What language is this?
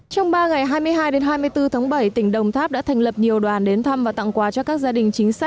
Vietnamese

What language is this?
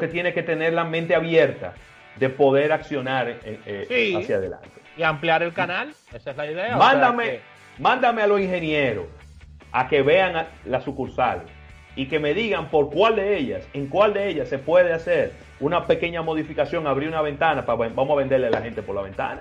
Spanish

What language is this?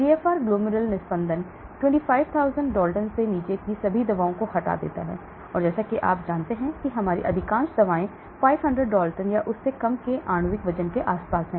Hindi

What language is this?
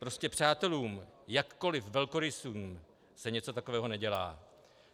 Czech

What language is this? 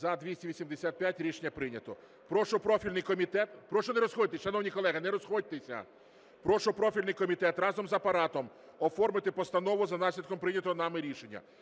Ukrainian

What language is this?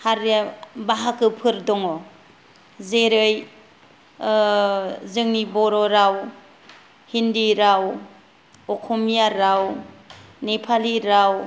Bodo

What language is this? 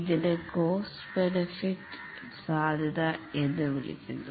Malayalam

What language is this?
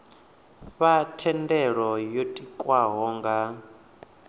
Venda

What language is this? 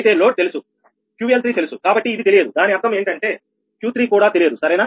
Telugu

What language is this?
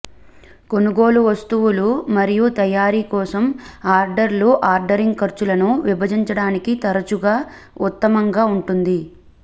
Telugu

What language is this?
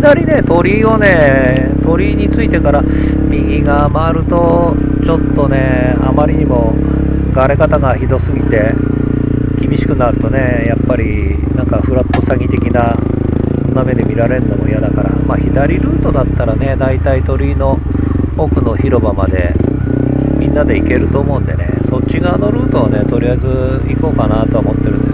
Japanese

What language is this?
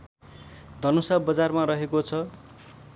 Nepali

